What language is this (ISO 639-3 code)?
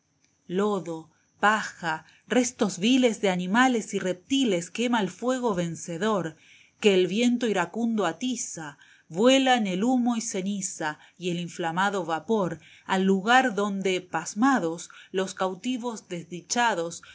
spa